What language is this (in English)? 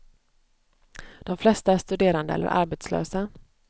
Swedish